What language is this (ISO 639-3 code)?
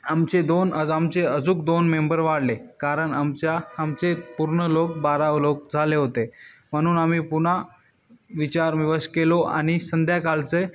mar